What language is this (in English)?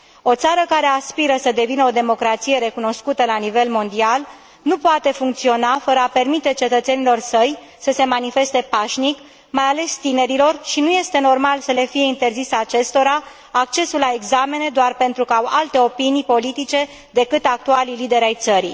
Romanian